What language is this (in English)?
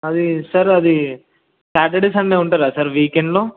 Telugu